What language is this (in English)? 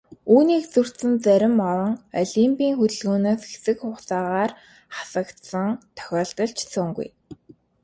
Mongolian